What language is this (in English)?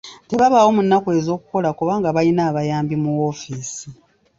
Ganda